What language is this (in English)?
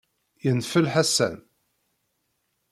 Kabyle